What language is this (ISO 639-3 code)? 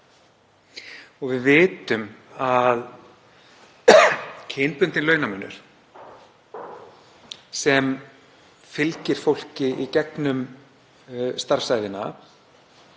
isl